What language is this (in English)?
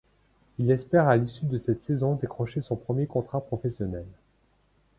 French